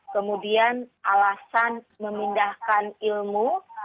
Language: Indonesian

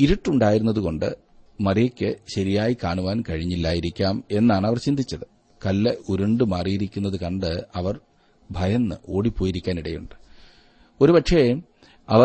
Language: Malayalam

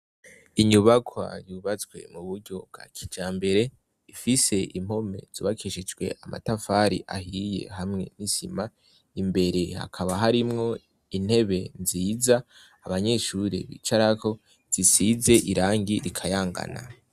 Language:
Rundi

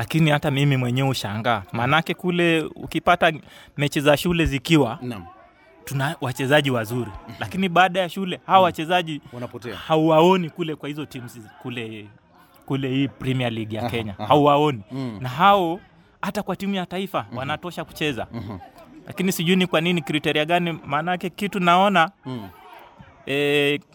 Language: Swahili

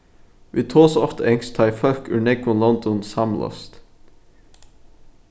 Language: Faroese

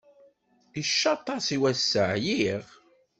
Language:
Kabyle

